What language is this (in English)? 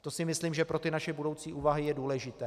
Czech